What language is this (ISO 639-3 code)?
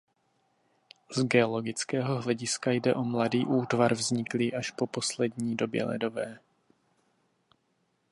ces